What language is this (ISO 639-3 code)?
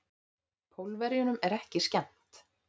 isl